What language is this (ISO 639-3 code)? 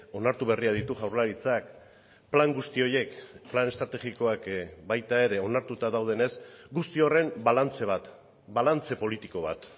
eus